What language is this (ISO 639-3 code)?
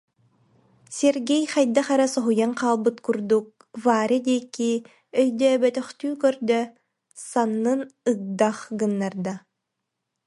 sah